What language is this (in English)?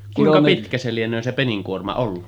Finnish